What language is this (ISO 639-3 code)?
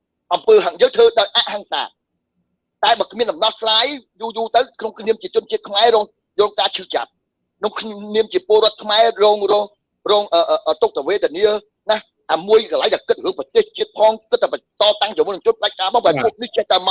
vie